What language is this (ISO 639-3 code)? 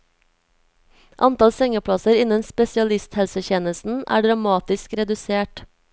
nor